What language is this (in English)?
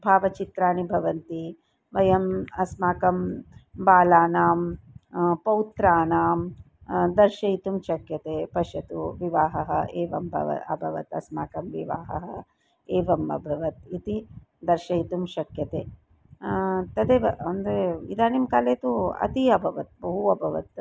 Sanskrit